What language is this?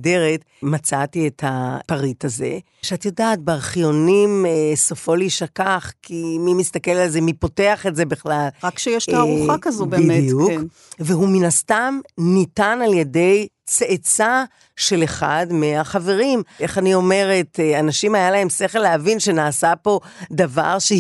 Hebrew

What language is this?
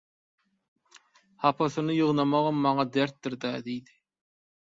Turkmen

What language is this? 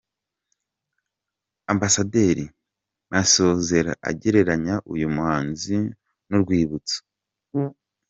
Kinyarwanda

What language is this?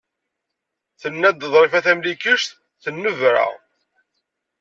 Kabyle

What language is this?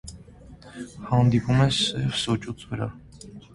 Armenian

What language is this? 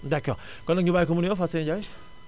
Wolof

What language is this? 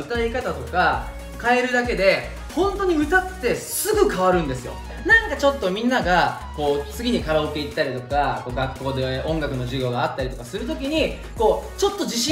Japanese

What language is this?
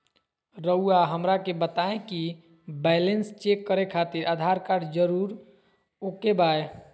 Magahi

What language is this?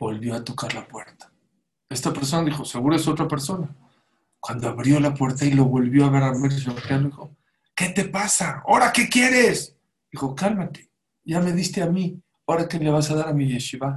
Spanish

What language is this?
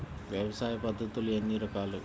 Telugu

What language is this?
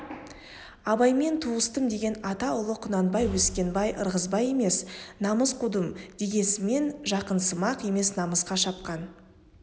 Kazakh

